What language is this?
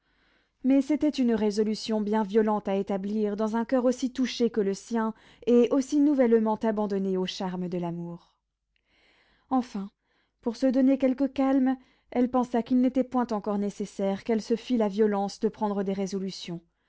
French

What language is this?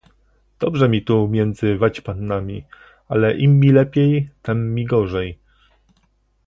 Polish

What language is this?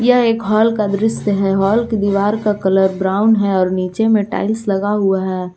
Hindi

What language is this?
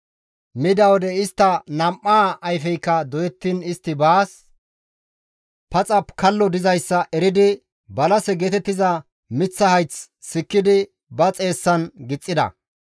Gamo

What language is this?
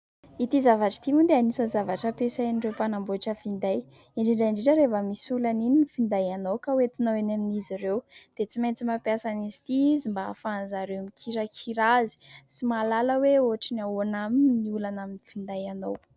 Malagasy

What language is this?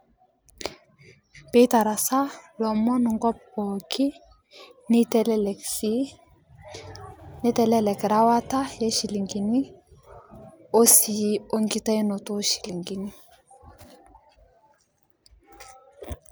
Masai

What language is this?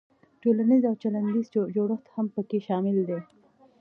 Pashto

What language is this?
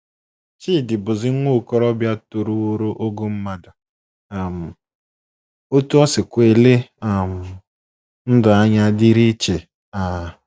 Igbo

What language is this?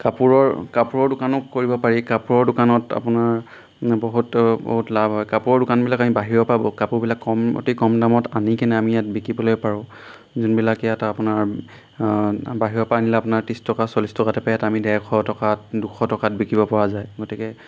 Assamese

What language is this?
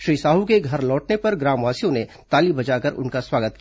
Hindi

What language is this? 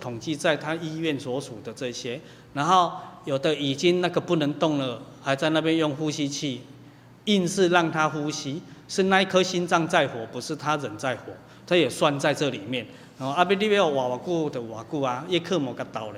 Chinese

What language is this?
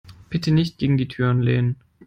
German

